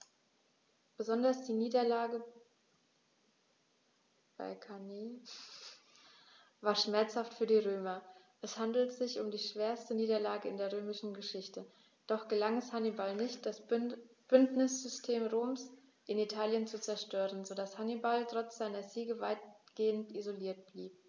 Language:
German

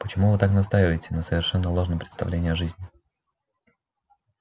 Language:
Russian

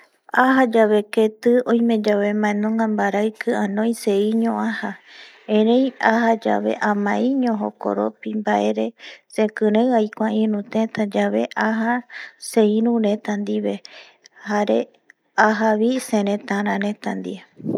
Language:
Eastern Bolivian Guaraní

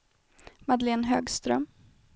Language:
Swedish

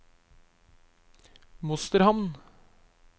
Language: Norwegian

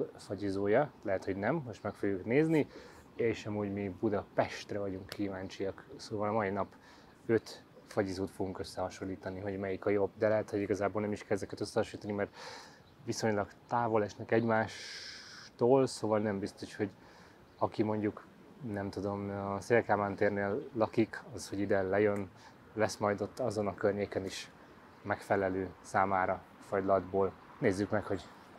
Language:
Hungarian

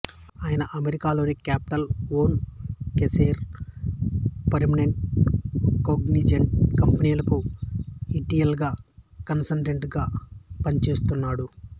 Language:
Telugu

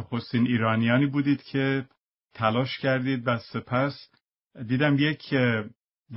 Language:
Persian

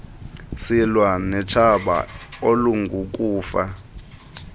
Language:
Xhosa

